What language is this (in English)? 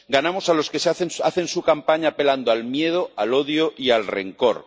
Spanish